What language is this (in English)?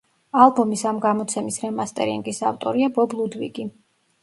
Georgian